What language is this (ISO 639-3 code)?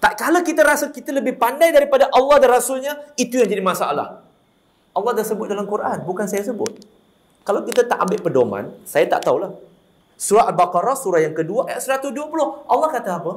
msa